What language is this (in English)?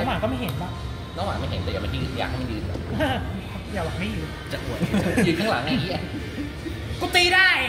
Thai